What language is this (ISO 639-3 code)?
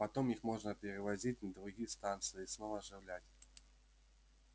rus